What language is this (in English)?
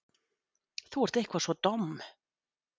Icelandic